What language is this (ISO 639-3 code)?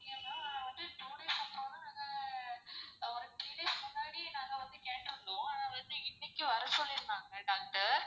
tam